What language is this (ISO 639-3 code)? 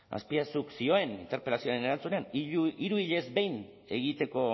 eus